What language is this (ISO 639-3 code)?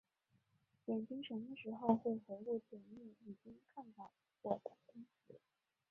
zho